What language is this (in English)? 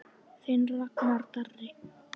Icelandic